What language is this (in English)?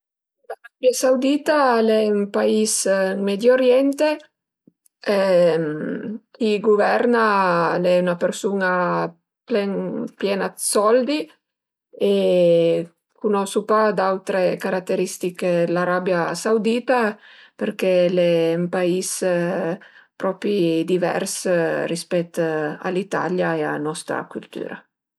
Piedmontese